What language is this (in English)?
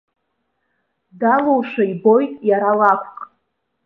Abkhazian